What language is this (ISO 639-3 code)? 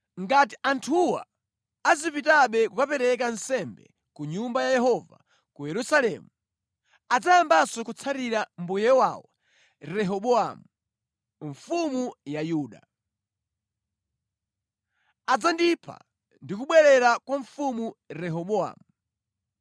nya